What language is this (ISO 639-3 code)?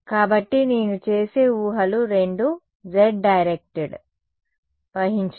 tel